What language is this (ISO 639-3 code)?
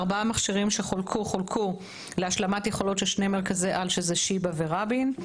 heb